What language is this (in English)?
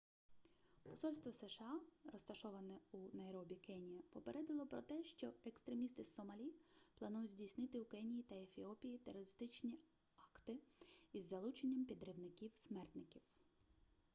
Ukrainian